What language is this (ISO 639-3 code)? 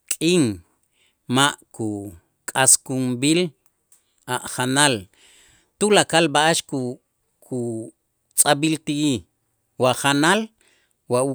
itz